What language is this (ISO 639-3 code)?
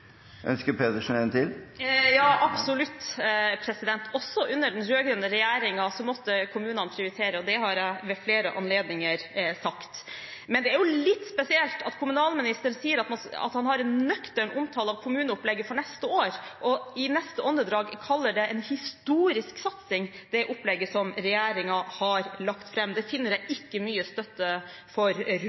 nor